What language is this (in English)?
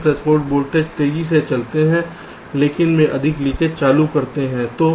Hindi